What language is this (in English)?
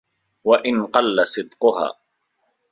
Arabic